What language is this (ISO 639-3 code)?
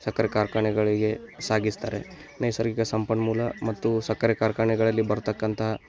kan